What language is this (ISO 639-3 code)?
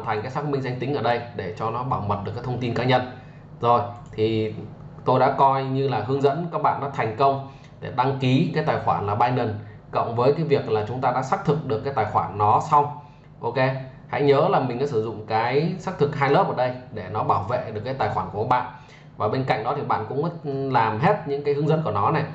vie